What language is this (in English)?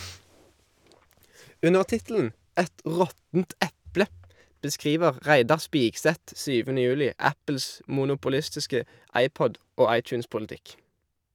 Norwegian